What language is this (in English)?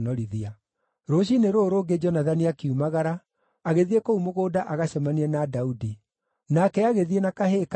Kikuyu